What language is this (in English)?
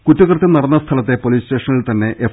Malayalam